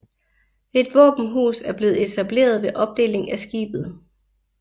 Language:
Danish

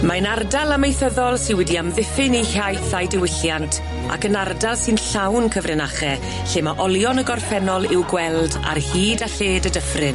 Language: Welsh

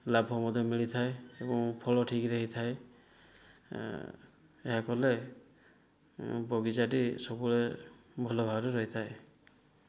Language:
Odia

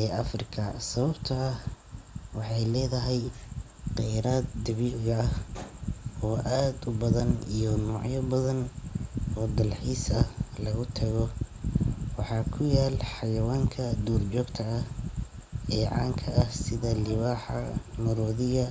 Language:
Somali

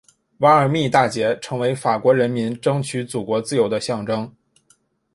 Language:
Chinese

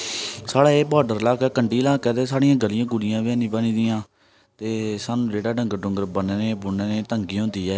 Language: Dogri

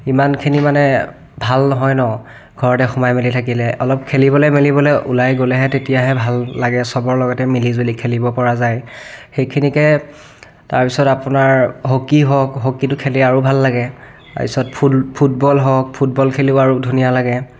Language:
Assamese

